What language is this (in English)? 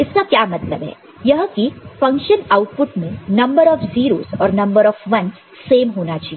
Hindi